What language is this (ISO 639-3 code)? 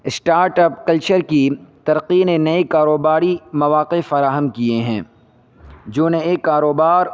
urd